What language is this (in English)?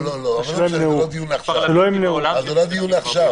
Hebrew